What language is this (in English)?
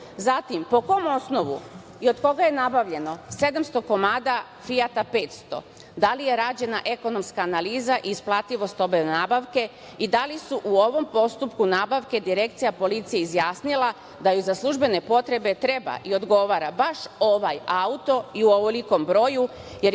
Serbian